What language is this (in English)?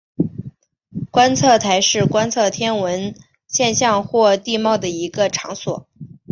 Chinese